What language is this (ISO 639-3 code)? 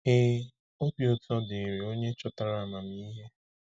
ibo